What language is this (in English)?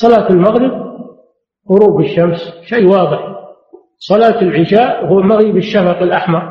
Arabic